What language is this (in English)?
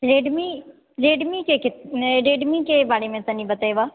Maithili